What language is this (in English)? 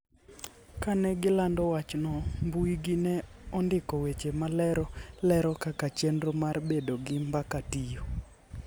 Luo (Kenya and Tanzania)